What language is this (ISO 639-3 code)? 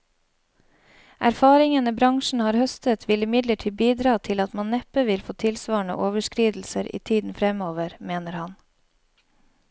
nor